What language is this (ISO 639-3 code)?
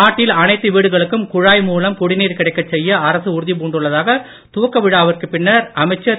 tam